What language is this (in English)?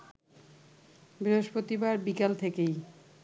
Bangla